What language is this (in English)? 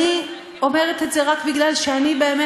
Hebrew